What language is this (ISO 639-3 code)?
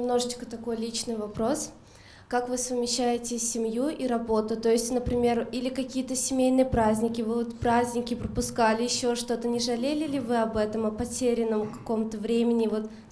rus